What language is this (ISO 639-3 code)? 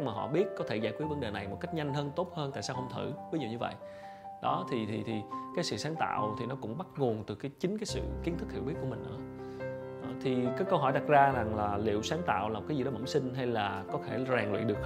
vie